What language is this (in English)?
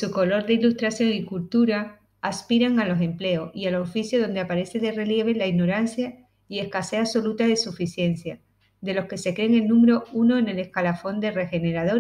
Spanish